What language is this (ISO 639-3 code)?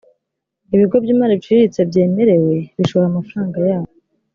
kin